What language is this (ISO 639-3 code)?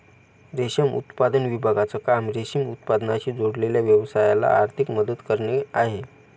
mar